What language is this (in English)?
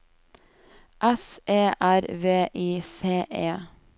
Norwegian